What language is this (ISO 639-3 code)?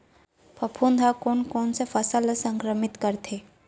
hne